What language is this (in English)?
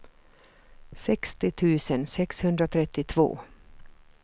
Swedish